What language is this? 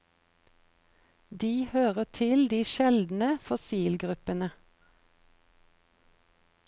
Norwegian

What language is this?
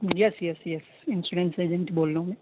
Urdu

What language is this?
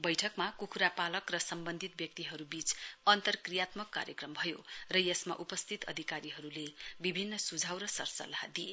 Nepali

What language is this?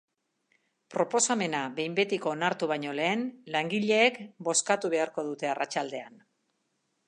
Basque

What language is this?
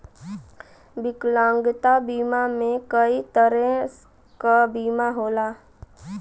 Bhojpuri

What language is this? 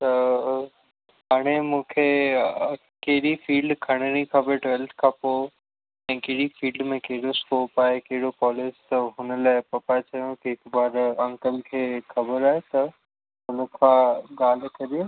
Sindhi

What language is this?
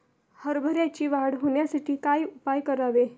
Marathi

